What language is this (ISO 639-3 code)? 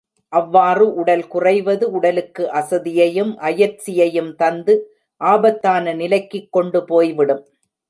tam